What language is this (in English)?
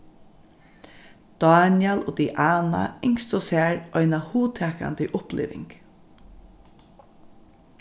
Faroese